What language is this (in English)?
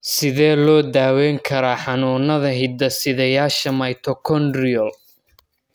Somali